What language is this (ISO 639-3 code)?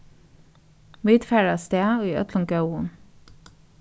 fao